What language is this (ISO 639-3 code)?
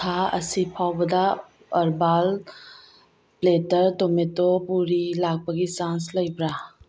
mni